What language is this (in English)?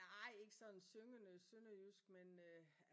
Danish